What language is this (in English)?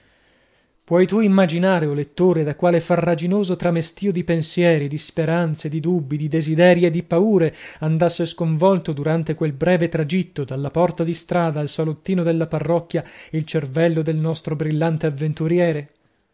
Italian